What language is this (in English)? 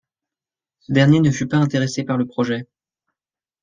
French